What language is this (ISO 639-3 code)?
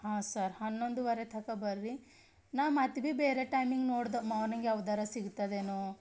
kan